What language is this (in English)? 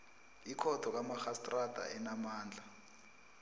South Ndebele